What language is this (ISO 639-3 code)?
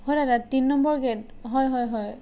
asm